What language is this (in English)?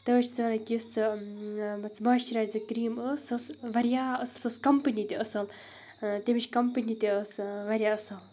Kashmiri